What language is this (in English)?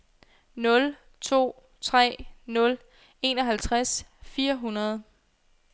Danish